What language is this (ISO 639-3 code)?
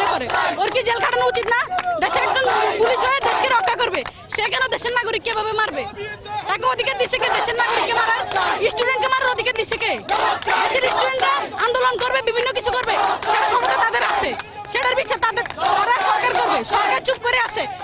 ben